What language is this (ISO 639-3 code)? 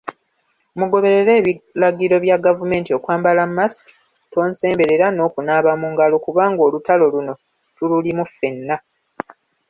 lug